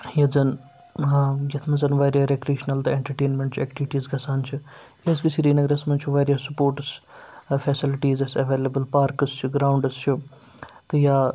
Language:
Kashmiri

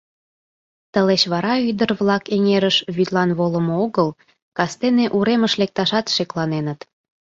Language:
Mari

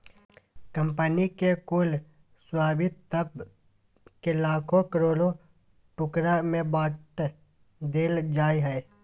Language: Magahi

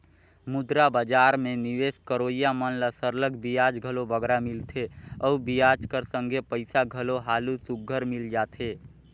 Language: Chhattisgarhi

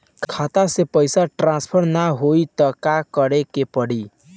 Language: Bhojpuri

